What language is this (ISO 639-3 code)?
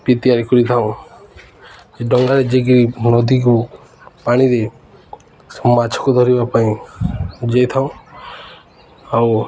ori